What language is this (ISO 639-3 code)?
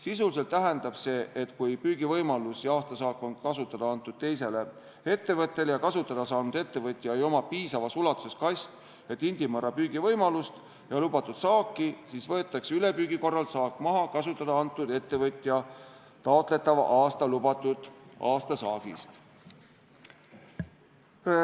est